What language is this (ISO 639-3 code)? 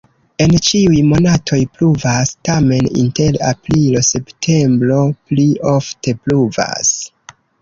epo